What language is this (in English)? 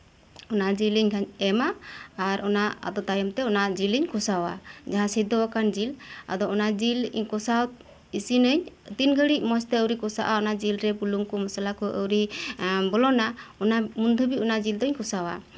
Santali